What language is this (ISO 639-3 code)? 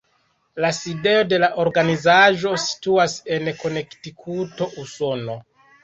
epo